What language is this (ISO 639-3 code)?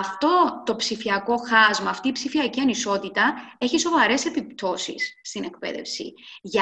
ell